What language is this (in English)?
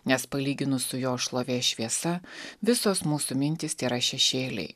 Lithuanian